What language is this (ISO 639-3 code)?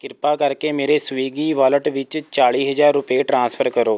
pan